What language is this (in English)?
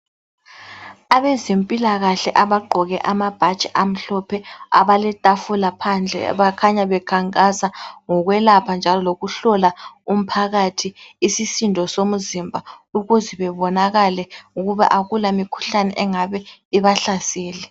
North Ndebele